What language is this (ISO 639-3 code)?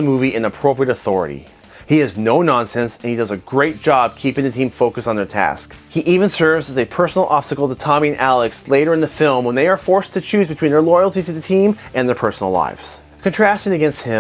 eng